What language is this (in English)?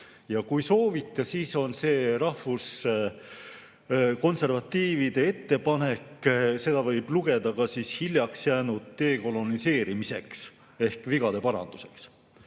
Estonian